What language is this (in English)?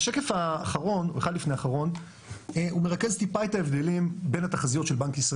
Hebrew